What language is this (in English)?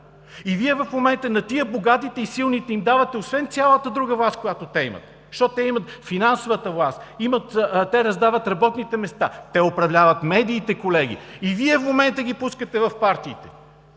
Bulgarian